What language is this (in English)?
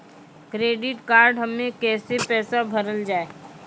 Maithili